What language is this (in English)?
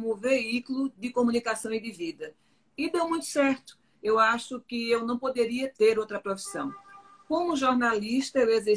Portuguese